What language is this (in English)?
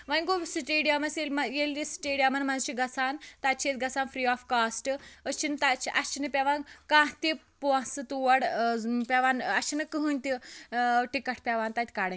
Kashmiri